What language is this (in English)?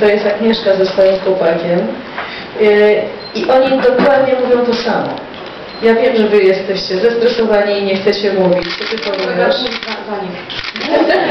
Polish